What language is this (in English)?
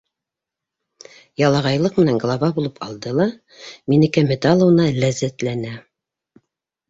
Bashkir